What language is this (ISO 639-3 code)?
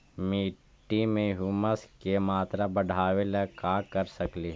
mag